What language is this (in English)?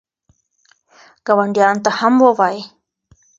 Pashto